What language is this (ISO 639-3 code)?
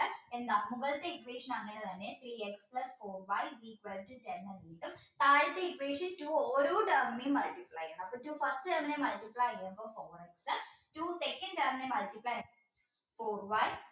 mal